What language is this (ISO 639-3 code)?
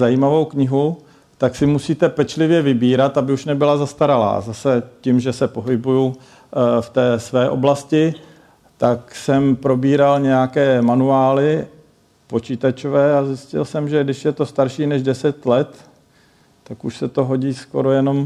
ces